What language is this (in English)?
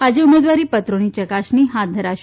Gujarati